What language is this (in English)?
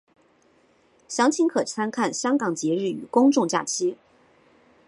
Chinese